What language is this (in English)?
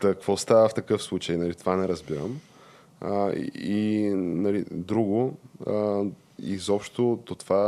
Bulgarian